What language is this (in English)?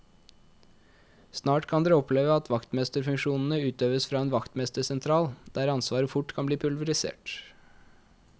Norwegian